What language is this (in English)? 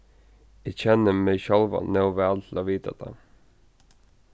Faroese